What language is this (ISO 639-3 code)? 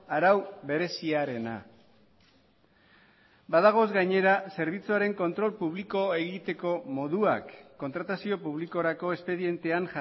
eus